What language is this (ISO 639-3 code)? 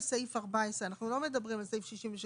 heb